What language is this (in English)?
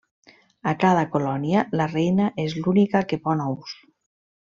Catalan